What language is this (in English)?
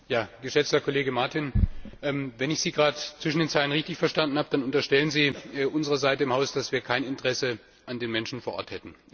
German